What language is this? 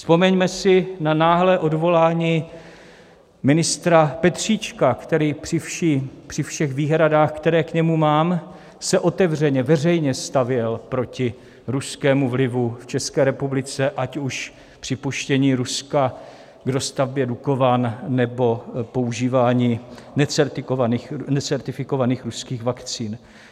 Czech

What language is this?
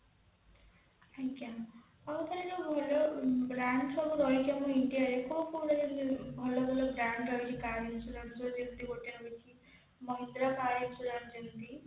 Odia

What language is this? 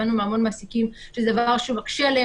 Hebrew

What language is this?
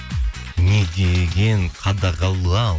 Kazakh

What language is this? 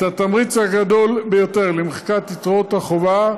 Hebrew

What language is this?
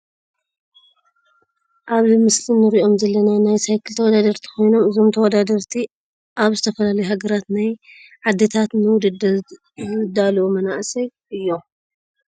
Tigrinya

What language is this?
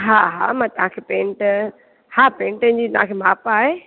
Sindhi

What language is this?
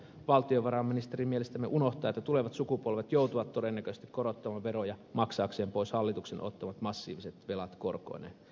Finnish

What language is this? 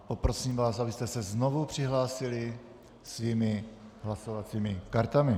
Czech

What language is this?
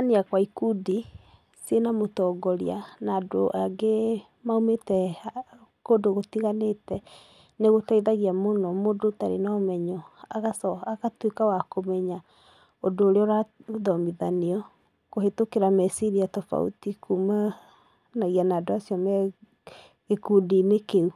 Kikuyu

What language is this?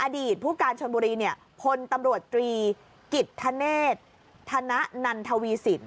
Thai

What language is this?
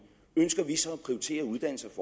Danish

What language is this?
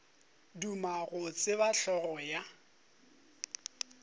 Northern Sotho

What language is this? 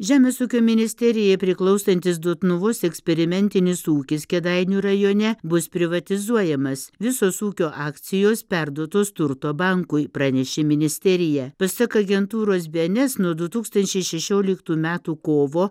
Lithuanian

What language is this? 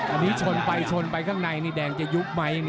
Thai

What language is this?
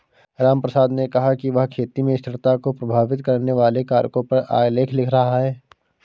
Hindi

